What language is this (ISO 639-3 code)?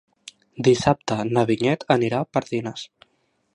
cat